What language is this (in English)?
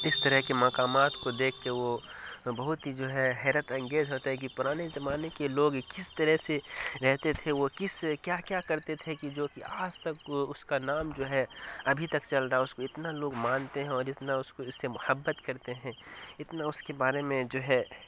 Urdu